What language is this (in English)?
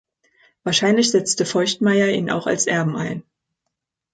German